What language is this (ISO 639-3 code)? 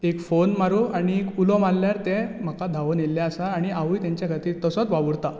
kok